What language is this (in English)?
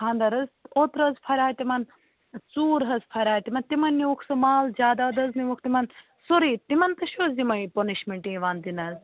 Kashmiri